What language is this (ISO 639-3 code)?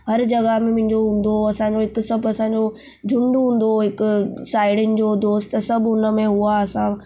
snd